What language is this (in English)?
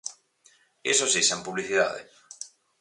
Galician